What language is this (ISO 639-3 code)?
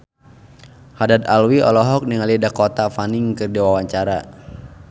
sun